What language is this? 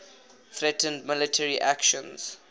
English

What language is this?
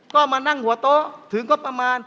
Thai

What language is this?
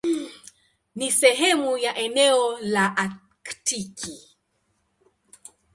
Swahili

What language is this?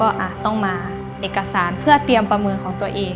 Thai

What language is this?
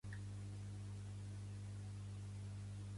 Catalan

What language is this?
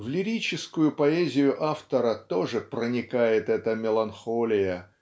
Russian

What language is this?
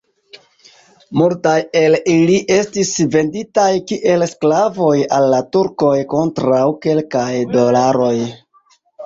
Esperanto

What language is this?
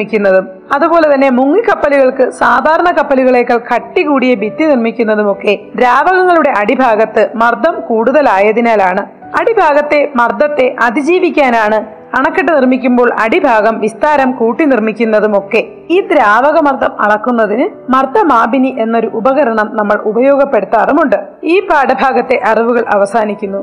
Malayalam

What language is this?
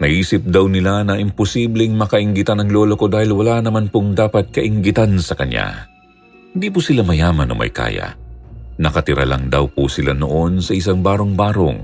Filipino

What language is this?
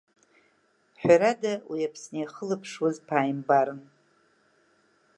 Abkhazian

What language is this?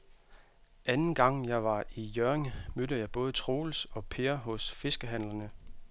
Danish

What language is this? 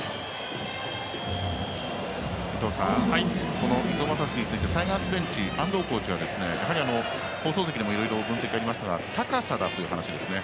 Japanese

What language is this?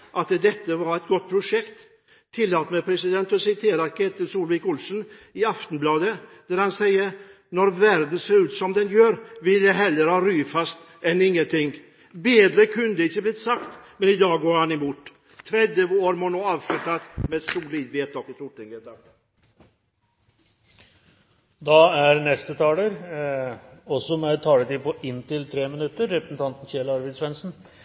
Norwegian Bokmål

